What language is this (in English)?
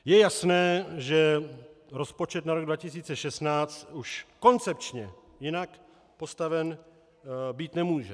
Czech